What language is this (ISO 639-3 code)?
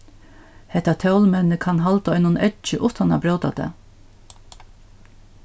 fao